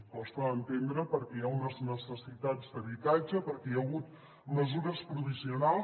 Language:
Catalan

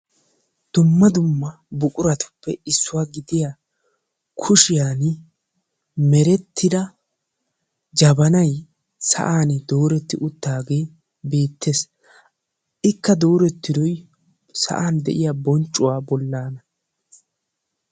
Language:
Wolaytta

